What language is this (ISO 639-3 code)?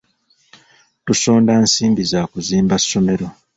lug